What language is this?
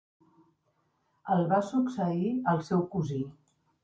Catalan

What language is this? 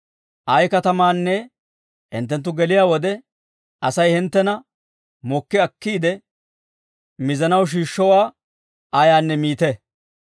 Dawro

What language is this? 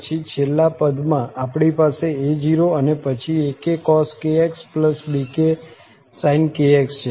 Gujarati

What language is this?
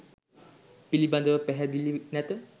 Sinhala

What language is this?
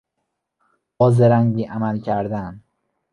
Persian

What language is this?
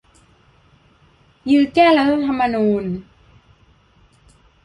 Thai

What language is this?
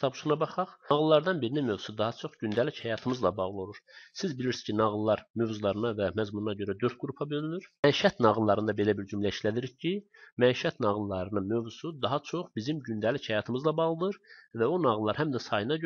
Turkish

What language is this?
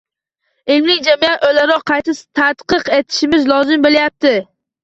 Uzbek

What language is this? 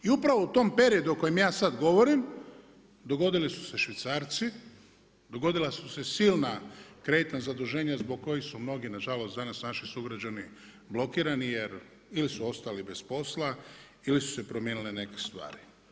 Croatian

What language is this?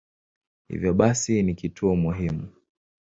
Swahili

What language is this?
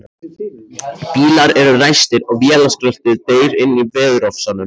Icelandic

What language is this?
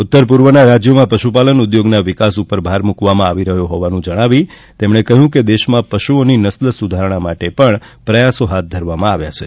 Gujarati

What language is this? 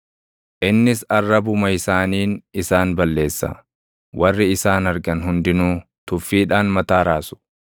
Oromo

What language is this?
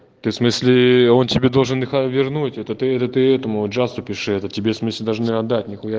Russian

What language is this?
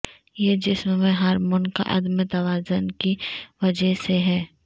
Urdu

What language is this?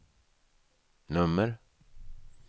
Swedish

